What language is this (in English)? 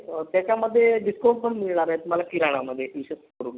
Marathi